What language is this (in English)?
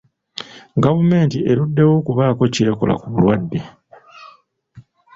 Ganda